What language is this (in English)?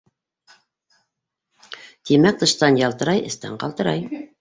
Bashkir